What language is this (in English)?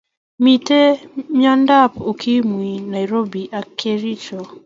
Kalenjin